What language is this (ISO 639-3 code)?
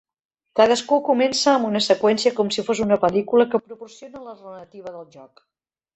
cat